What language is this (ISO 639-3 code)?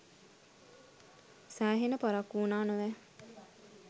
sin